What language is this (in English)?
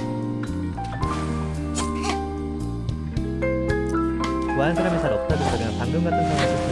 Korean